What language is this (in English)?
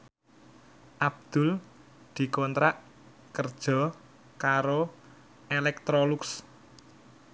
Javanese